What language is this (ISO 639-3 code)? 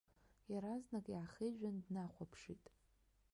abk